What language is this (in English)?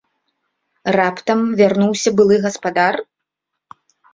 Belarusian